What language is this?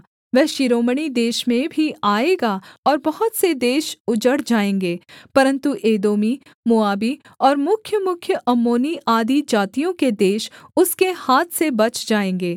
Hindi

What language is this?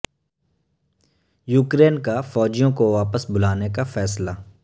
Urdu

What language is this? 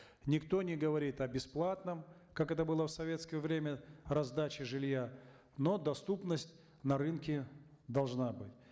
Kazakh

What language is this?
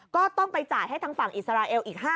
Thai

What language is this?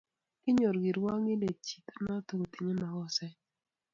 Kalenjin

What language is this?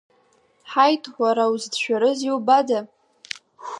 Abkhazian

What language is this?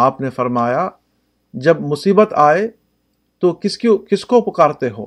Urdu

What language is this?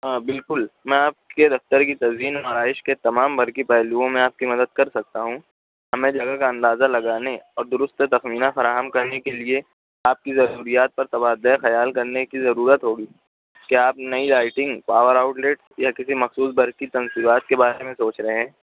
Urdu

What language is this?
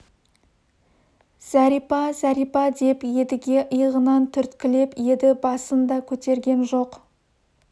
Kazakh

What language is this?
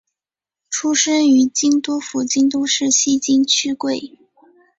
Chinese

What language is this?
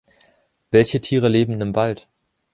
German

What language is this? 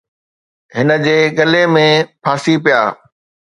Sindhi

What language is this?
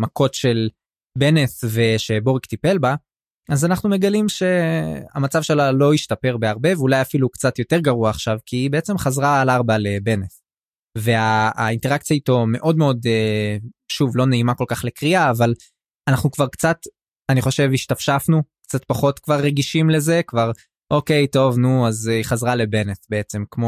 Hebrew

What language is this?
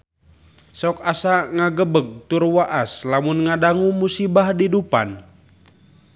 Sundanese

